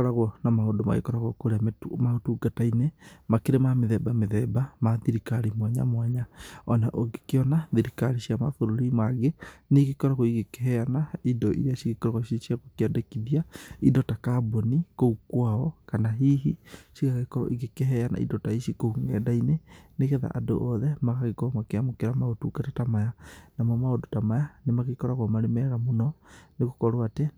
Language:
Kikuyu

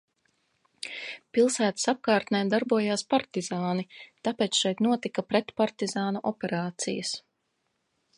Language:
Latvian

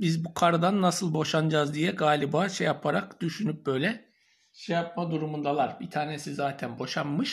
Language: Turkish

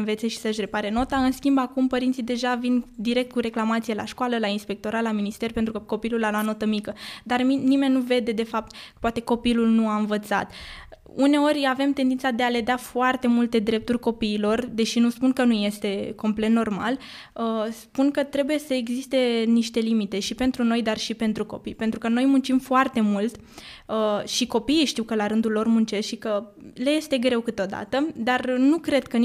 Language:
Romanian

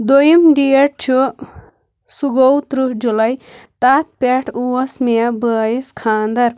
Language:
Kashmiri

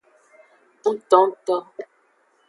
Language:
Aja (Benin)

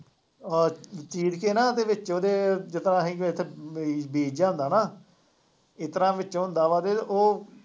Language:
Punjabi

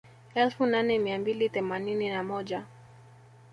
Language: Swahili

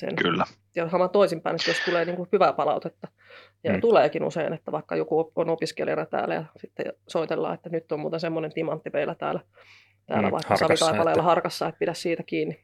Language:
Finnish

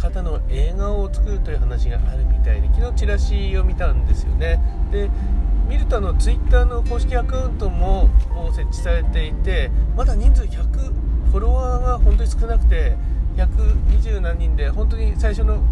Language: Japanese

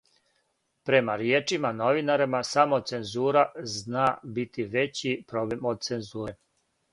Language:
Serbian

